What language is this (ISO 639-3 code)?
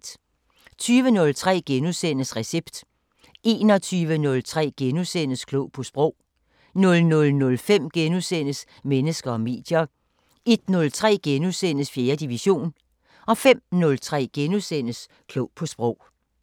dan